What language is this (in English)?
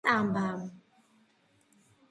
Georgian